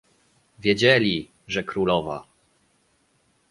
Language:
Polish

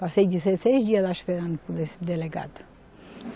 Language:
Portuguese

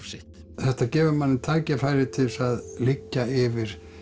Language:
Icelandic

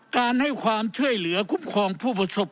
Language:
Thai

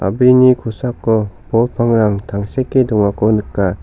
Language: Garo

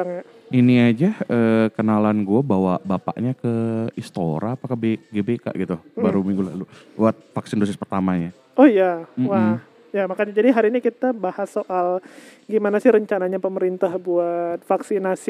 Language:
Indonesian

